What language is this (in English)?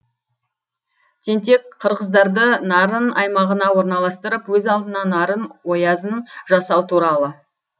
Kazakh